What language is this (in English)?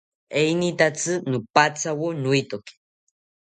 South Ucayali Ashéninka